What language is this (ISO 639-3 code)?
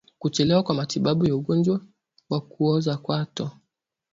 swa